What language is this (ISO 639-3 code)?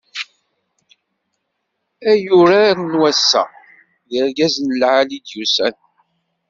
kab